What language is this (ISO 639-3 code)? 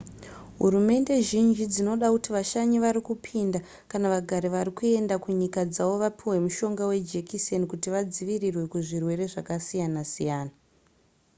sna